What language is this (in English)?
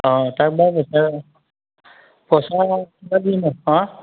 Assamese